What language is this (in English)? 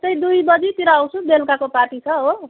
Nepali